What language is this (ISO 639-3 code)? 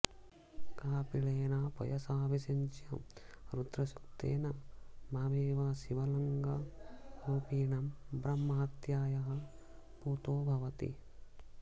san